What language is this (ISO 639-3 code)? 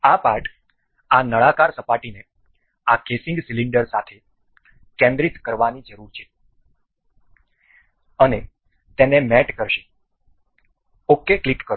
guj